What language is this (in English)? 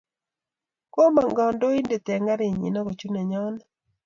Kalenjin